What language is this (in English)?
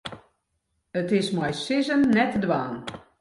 Western Frisian